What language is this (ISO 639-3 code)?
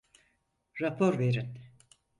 tur